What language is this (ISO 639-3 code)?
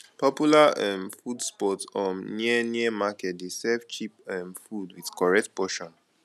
pcm